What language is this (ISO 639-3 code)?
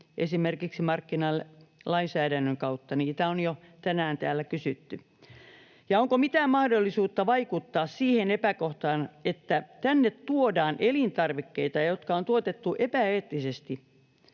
fin